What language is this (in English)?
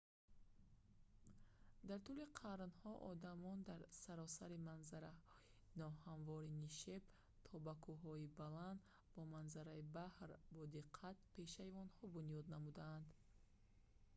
Tajik